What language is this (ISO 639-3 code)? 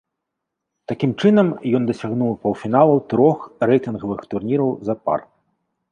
bel